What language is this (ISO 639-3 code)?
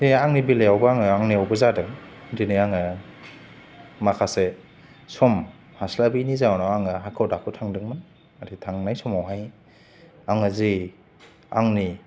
brx